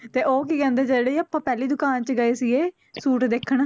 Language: Punjabi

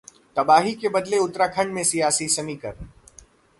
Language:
Hindi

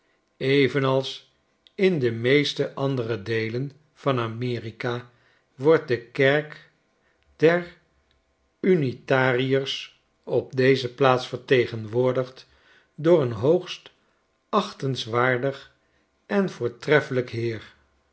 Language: Dutch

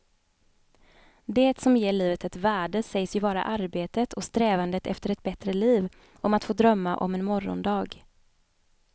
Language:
Swedish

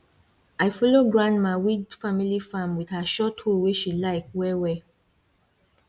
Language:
Nigerian Pidgin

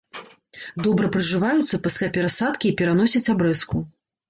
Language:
Belarusian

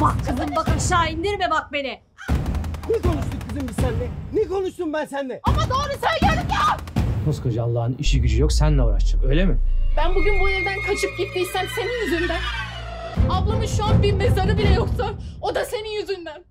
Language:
Turkish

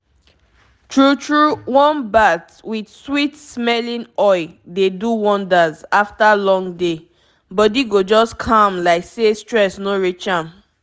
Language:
Nigerian Pidgin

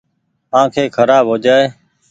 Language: Goaria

